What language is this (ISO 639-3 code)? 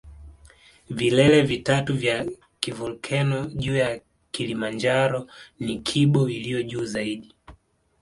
swa